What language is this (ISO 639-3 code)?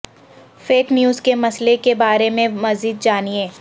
urd